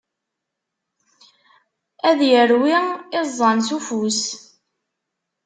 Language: Kabyle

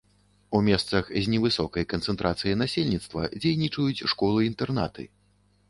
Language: Belarusian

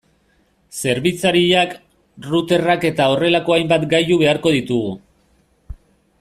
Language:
Basque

